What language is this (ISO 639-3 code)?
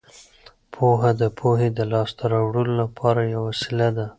pus